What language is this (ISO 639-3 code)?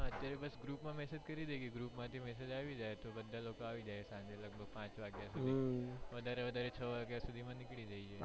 guj